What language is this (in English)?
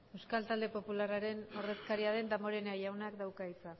Basque